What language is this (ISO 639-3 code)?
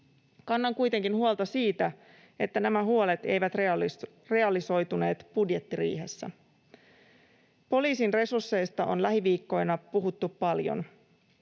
fin